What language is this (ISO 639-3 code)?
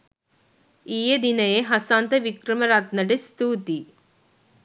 sin